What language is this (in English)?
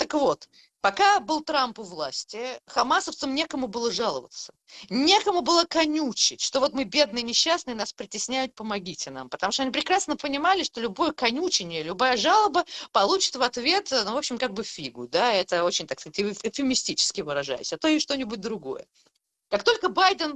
Russian